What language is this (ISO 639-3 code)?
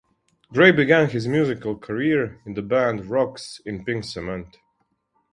eng